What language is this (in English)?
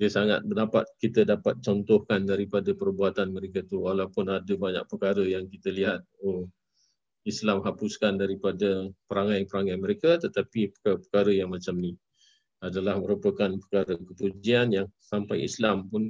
Malay